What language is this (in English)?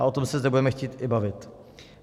Czech